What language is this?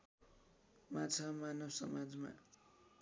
Nepali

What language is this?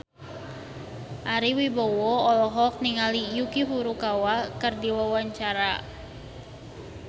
Sundanese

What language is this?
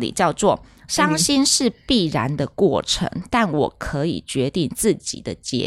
Chinese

